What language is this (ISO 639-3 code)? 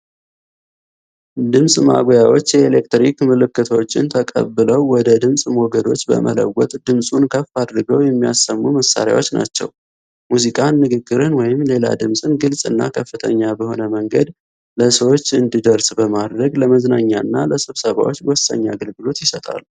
amh